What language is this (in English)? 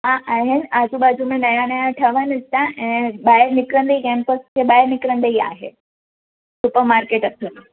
Sindhi